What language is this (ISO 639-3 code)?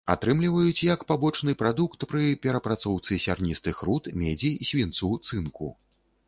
bel